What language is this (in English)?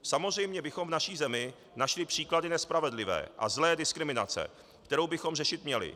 Czech